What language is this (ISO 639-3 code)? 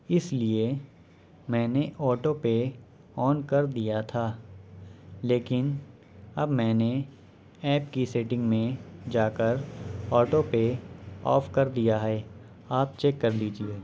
urd